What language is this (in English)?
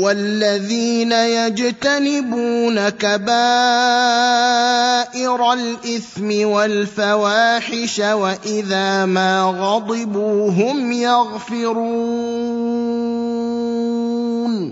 Arabic